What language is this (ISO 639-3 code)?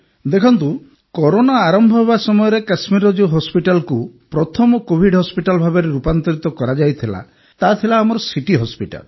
ori